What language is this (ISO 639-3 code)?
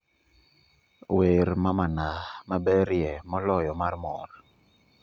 luo